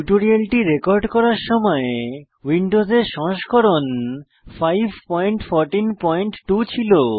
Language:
Bangla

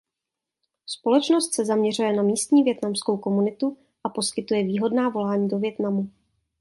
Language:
Czech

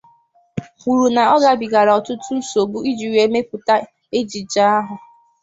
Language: Igbo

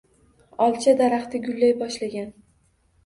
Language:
Uzbek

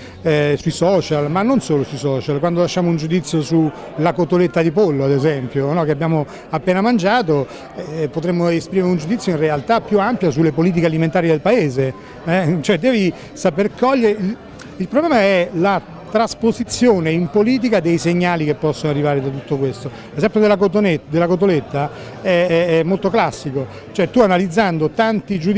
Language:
Italian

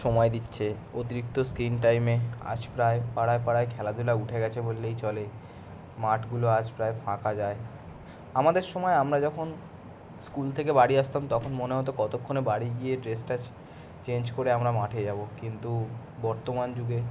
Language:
Bangla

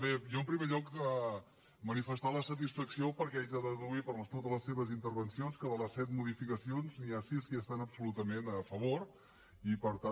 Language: Catalan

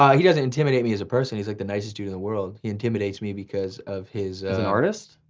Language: English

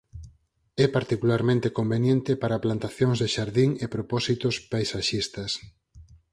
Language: Galician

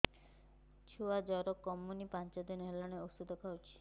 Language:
Odia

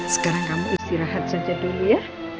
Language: Indonesian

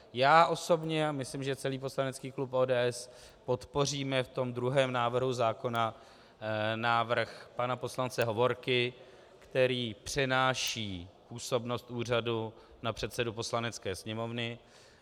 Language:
Czech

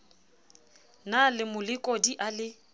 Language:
Southern Sotho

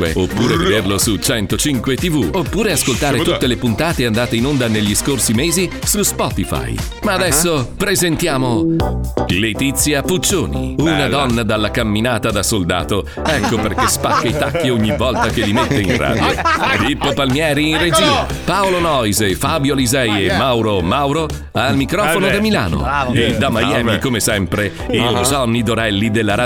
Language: Italian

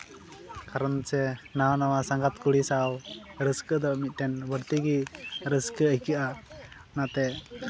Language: Santali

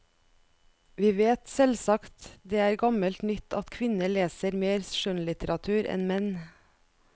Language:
Norwegian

